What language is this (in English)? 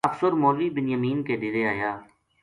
Gujari